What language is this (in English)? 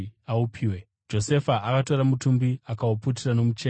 Shona